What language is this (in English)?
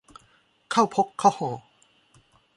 Thai